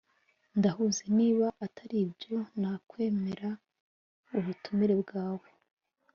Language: Kinyarwanda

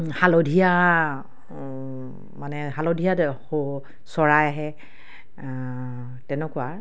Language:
Assamese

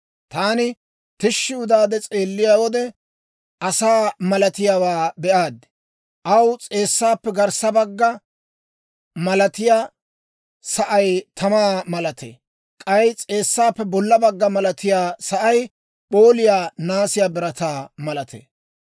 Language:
Dawro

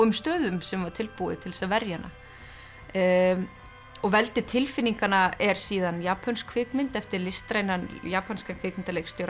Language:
Icelandic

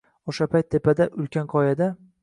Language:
Uzbek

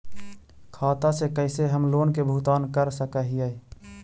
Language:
Magahi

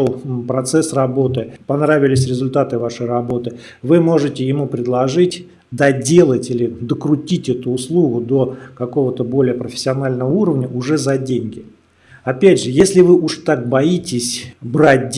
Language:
Russian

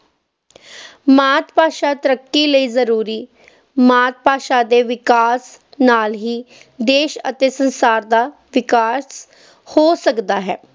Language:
Punjabi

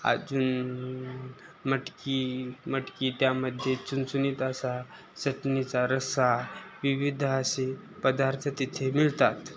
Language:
Marathi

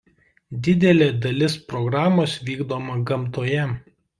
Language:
Lithuanian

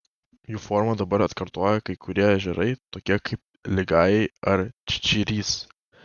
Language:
Lithuanian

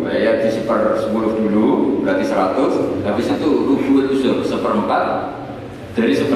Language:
Indonesian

